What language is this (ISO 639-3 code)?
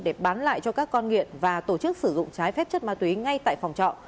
vie